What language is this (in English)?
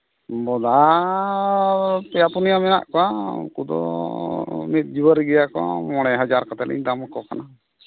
Santali